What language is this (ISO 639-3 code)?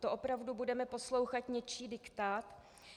ces